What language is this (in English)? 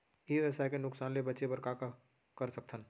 Chhattisgarhi